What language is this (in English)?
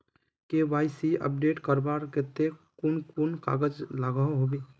Magahi